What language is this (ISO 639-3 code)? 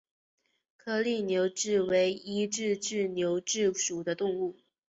zho